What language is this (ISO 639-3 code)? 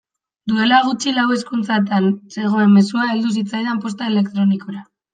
eus